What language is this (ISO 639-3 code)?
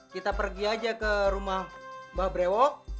ind